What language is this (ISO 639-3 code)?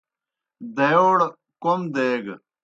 plk